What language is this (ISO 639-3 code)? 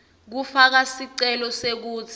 ssw